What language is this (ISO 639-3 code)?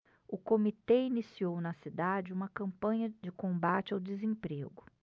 por